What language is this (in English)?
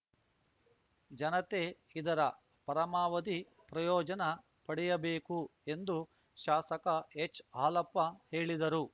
Kannada